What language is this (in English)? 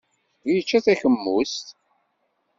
Kabyle